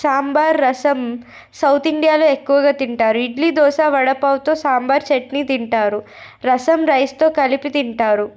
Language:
Telugu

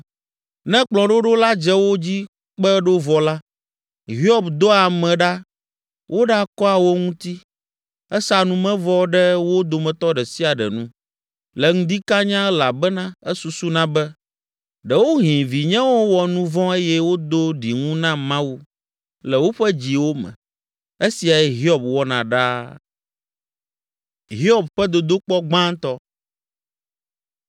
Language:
Ewe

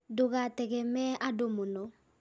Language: Kikuyu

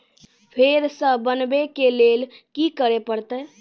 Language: Maithili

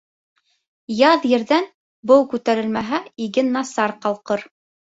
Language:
Bashkir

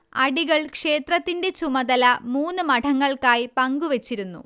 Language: Malayalam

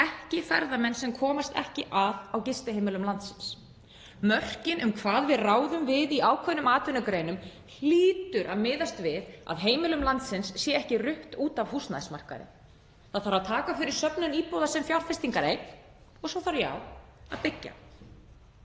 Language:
Icelandic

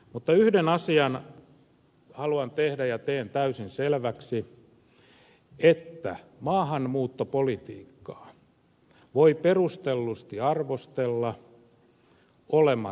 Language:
Finnish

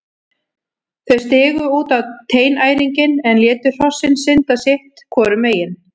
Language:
Icelandic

